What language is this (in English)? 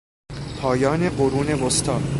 Persian